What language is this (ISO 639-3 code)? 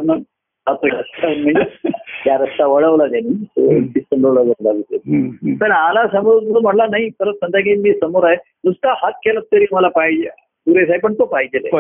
mar